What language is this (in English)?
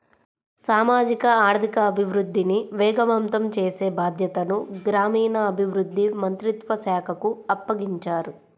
Telugu